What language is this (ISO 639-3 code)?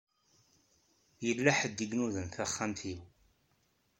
kab